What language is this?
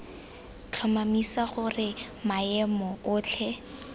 Tswana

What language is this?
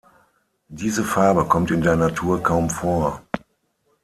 German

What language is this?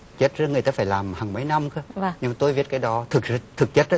Vietnamese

